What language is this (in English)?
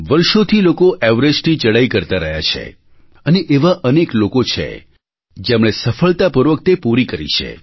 Gujarati